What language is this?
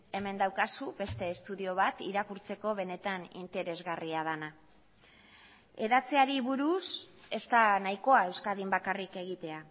Basque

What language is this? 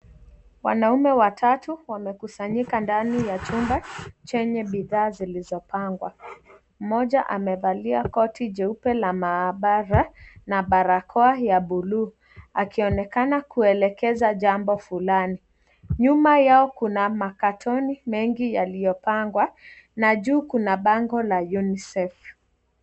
Swahili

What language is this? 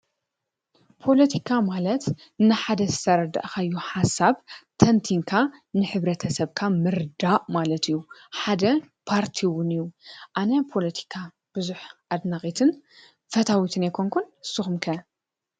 Tigrinya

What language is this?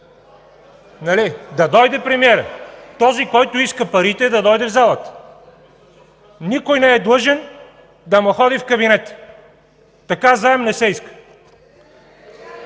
Bulgarian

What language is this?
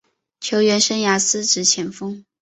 Chinese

